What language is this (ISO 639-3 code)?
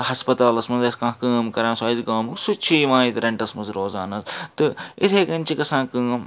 kas